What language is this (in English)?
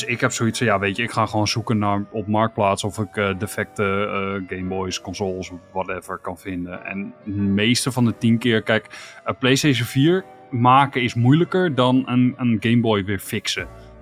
Dutch